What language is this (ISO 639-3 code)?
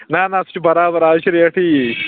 kas